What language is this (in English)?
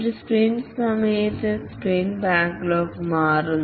Malayalam